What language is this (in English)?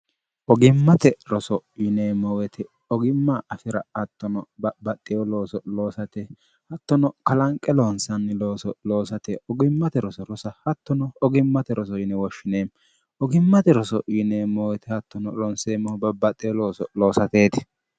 Sidamo